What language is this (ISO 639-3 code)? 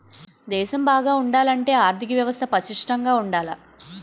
tel